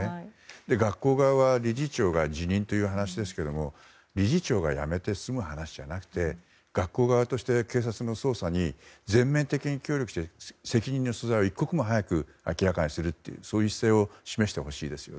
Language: Japanese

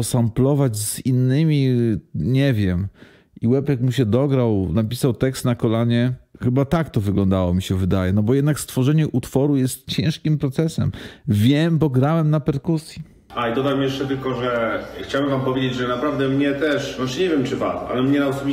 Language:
Polish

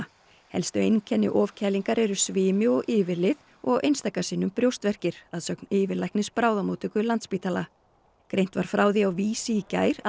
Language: Icelandic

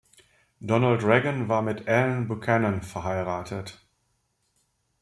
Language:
German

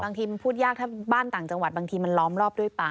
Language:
Thai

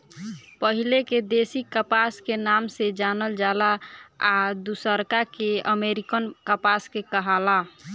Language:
Bhojpuri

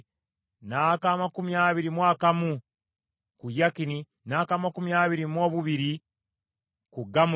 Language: Ganda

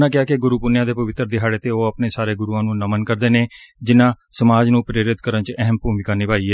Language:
Punjabi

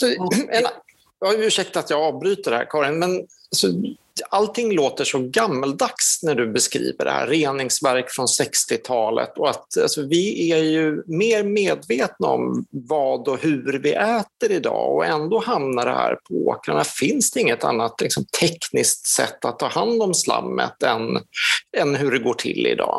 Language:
Swedish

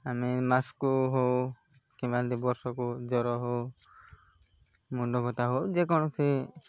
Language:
Odia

